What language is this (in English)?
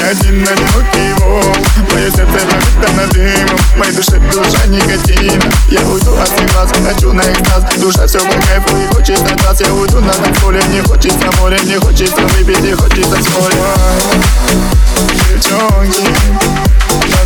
Russian